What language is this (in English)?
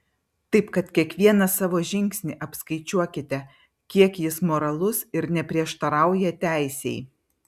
Lithuanian